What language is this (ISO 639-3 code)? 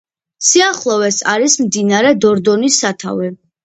kat